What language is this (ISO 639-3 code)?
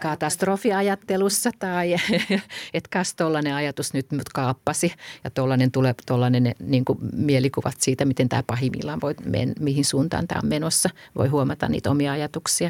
fin